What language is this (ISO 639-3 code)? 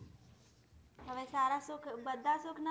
guj